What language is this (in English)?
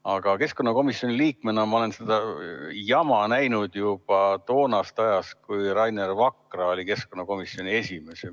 Estonian